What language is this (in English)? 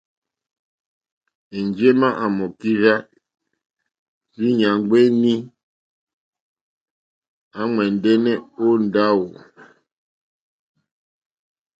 Mokpwe